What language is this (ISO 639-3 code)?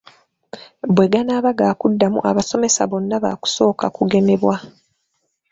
lug